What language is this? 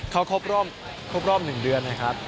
Thai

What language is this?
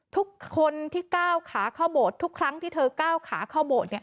Thai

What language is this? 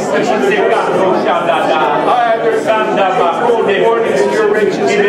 English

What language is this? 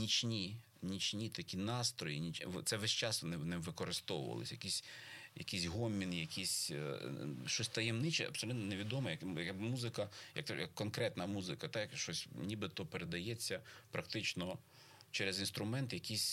Ukrainian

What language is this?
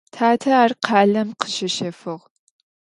Adyghe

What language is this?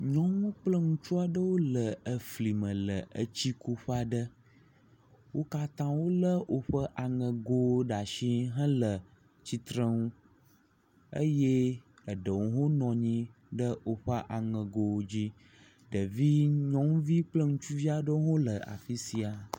Ewe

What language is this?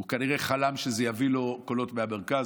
Hebrew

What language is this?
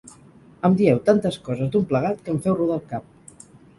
Catalan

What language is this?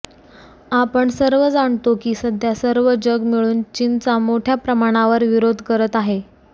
Marathi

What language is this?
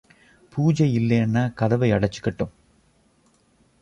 Tamil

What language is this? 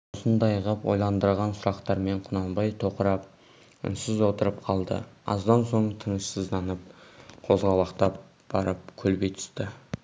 Kazakh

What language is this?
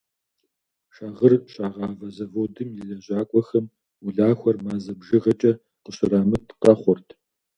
Kabardian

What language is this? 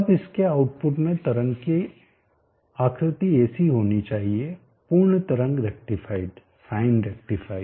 Hindi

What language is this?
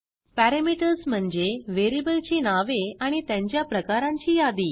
Marathi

